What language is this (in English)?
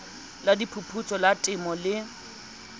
Southern Sotho